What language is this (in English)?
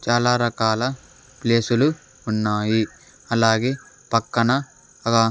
Telugu